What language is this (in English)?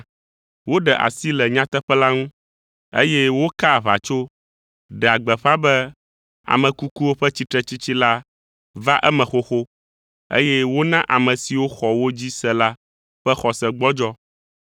Ewe